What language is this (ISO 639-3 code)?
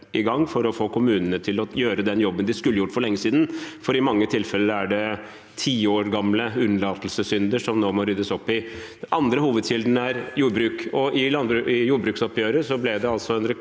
nor